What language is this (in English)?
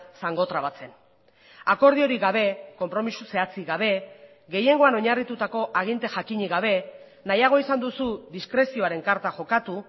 Basque